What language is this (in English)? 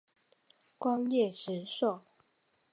Chinese